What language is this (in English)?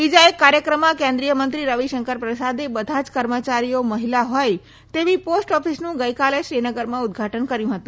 Gujarati